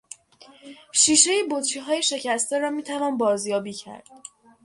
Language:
Persian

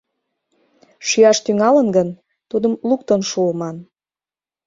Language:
Mari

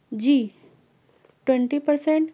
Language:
Urdu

